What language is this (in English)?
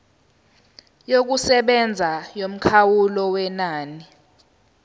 Zulu